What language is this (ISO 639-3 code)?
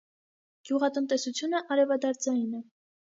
hye